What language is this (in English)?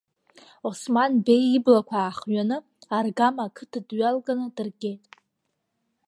Abkhazian